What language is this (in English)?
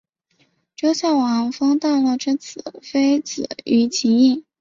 Chinese